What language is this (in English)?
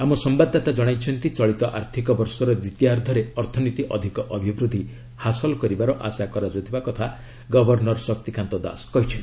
Odia